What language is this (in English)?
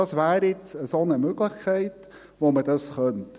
Swiss German